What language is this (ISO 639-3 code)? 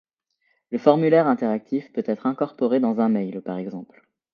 fra